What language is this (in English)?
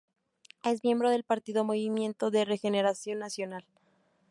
Spanish